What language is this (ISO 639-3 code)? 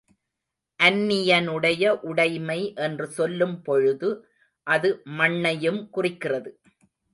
tam